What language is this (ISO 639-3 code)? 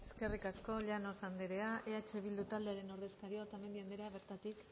eus